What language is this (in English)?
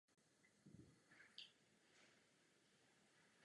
Czech